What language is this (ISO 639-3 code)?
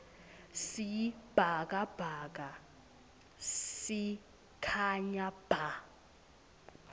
ssw